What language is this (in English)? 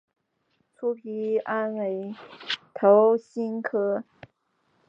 Chinese